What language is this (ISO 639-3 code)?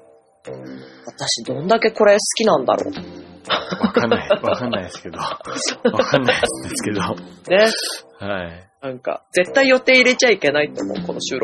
jpn